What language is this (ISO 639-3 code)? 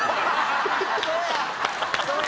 jpn